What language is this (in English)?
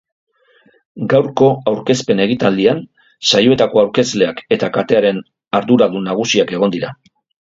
Basque